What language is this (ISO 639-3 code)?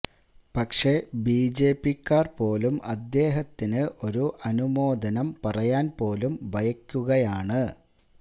mal